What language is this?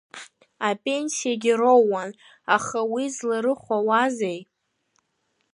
Abkhazian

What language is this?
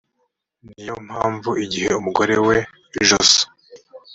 Kinyarwanda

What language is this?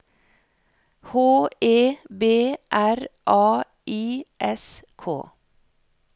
Norwegian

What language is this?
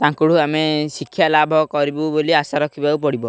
Odia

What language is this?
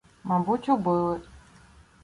Ukrainian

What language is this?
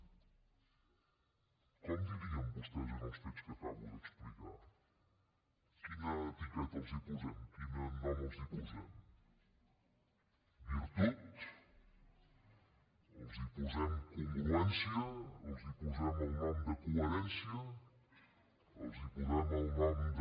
Catalan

